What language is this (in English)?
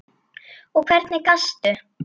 Icelandic